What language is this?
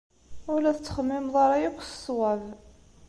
Kabyle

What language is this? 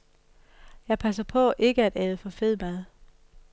Danish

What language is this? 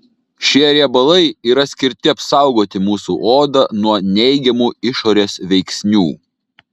Lithuanian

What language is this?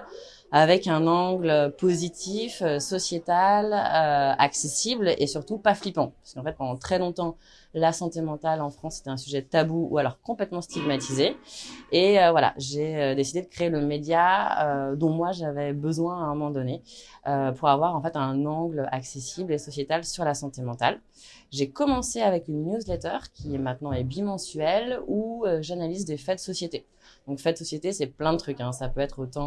French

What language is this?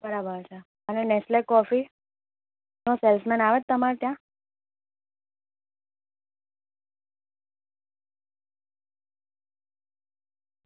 Gujarati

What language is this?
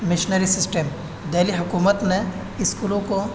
Urdu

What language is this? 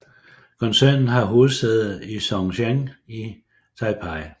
Danish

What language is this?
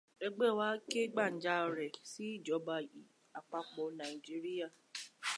Yoruba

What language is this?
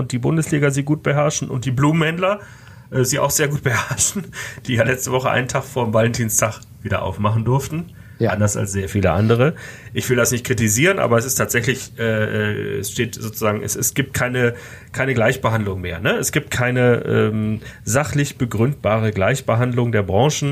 German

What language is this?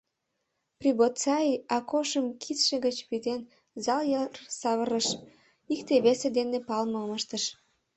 Mari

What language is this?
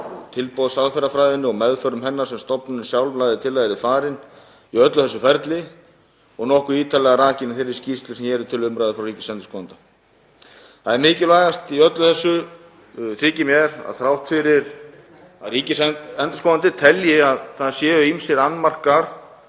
Icelandic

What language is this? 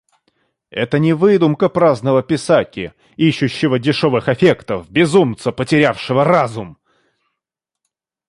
Russian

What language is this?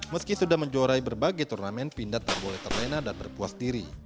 Indonesian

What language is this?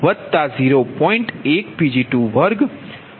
Gujarati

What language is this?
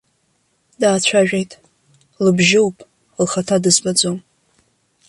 Abkhazian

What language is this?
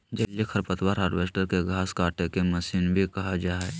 Magahi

